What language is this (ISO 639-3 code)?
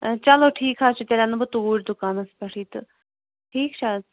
kas